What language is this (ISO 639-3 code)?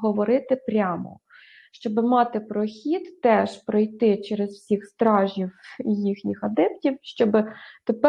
ukr